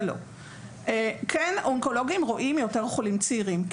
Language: Hebrew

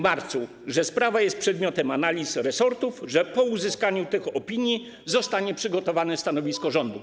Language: Polish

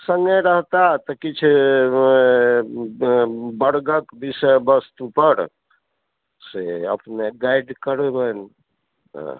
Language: Maithili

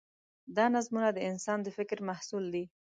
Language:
Pashto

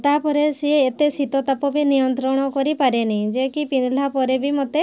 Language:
Odia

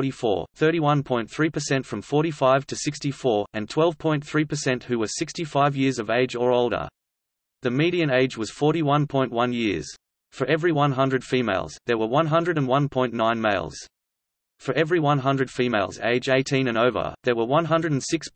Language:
English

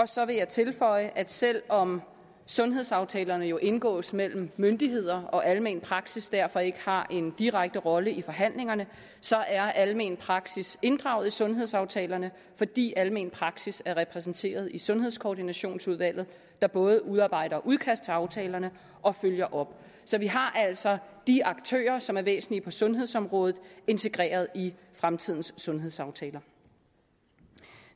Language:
Danish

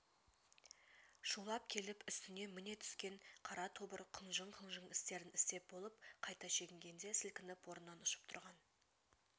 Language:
Kazakh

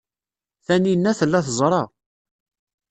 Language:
Kabyle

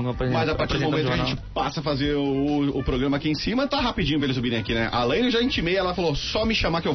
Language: Portuguese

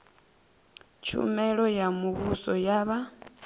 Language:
Venda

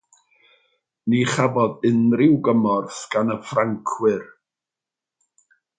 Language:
Welsh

